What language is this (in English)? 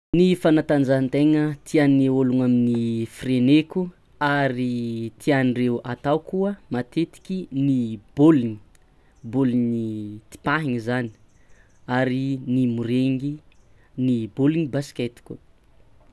Tsimihety Malagasy